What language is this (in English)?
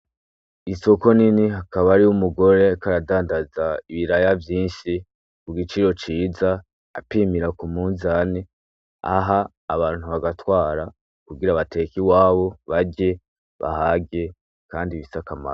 Rundi